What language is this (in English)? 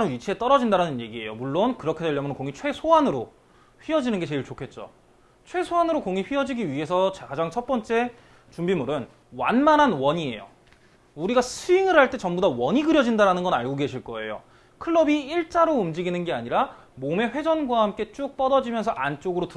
Korean